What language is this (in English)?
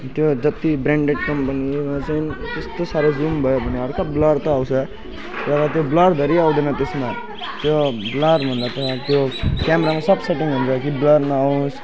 Nepali